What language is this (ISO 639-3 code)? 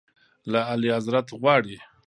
pus